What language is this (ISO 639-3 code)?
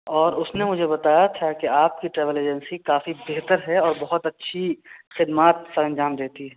urd